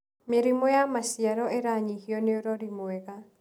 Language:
Kikuyu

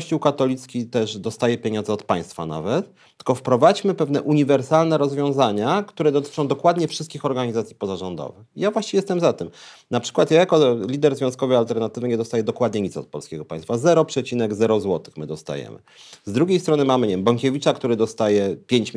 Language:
Polish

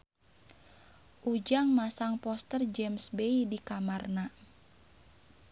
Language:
Sundanese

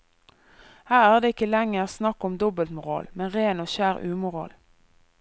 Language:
Norwegian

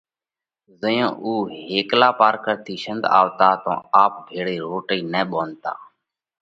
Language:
Parkari Koli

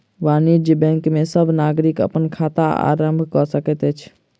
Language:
Maithili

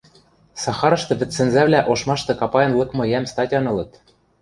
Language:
Western Mari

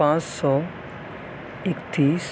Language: Urdu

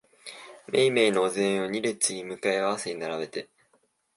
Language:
Japanese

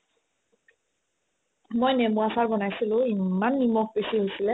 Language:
Assamese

